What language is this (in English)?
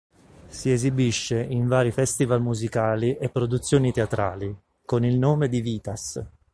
Italian